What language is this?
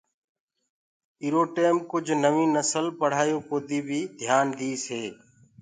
Gurgula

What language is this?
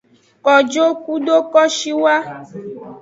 Aja (Benin)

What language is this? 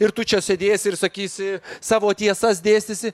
Lithuanian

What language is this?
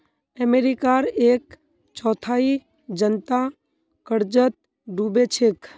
Magahi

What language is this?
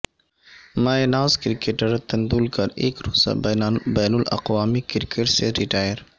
Urdu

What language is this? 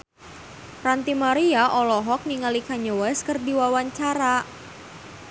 Sundanese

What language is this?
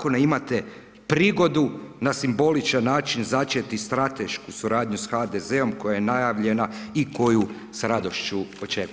Croatian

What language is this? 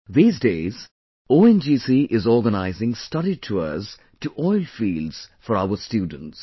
English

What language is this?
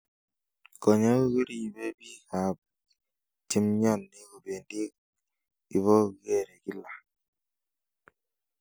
Kalenjin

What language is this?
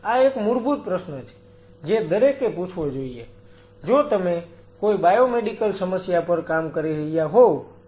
Gujarati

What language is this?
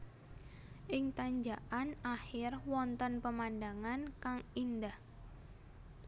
Javanese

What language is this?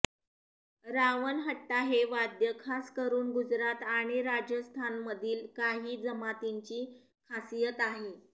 Marathi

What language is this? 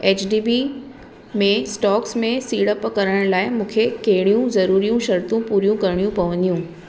Sindhi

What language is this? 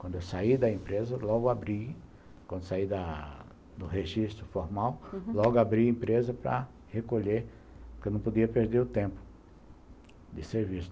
Portuguese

